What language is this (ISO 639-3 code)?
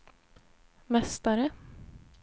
swe